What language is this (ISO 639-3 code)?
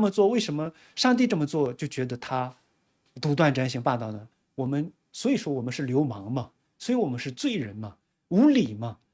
zho